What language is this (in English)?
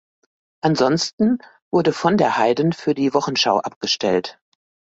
German